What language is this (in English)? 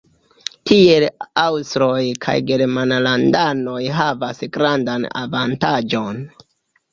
Esperanto